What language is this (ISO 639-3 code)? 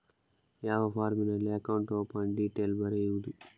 kan